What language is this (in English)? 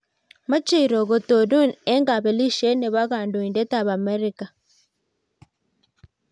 Kalenjin